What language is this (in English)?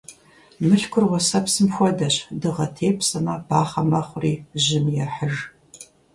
Kabardian